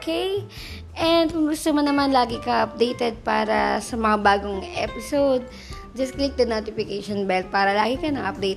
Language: Filipino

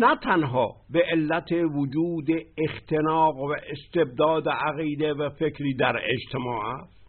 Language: Persian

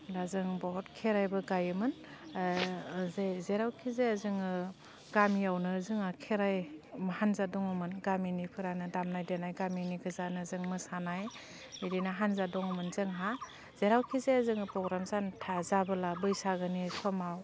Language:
Bodo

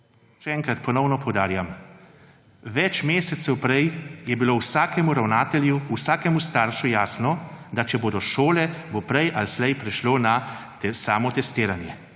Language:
Slovenian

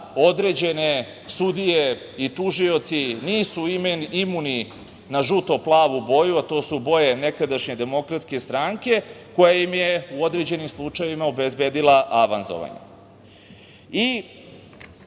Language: Serbian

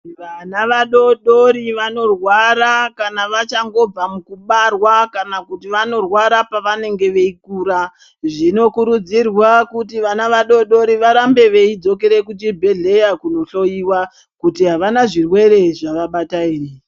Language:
Ndau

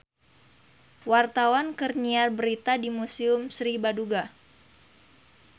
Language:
Sundanese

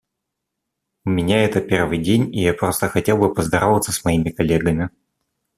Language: Russian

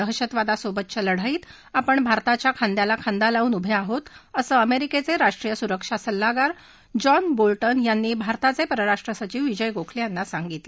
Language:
Marathi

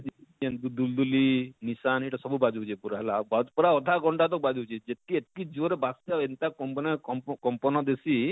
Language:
Odia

